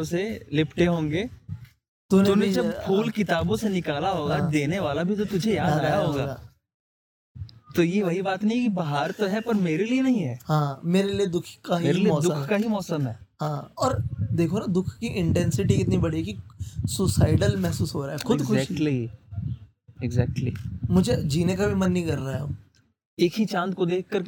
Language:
Hindi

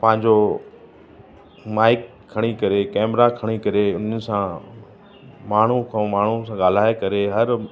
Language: Sindhi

